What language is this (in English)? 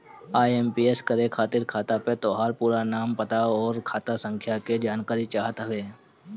Bhojpuri